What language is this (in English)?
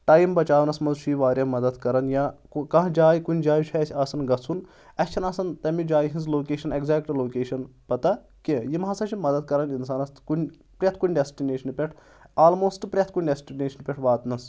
Kashmiri